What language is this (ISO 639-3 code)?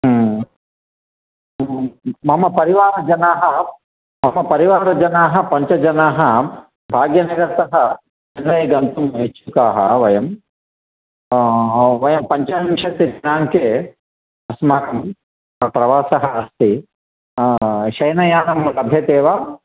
san